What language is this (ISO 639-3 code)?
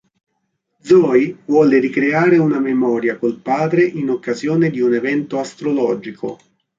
ita